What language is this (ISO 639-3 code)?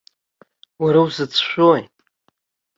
abk